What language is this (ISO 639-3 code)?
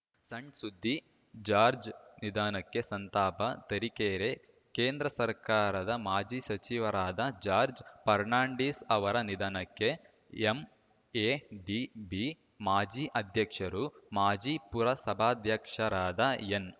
kan